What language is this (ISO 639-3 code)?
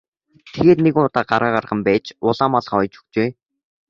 mon